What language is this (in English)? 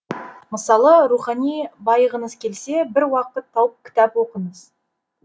Kazakh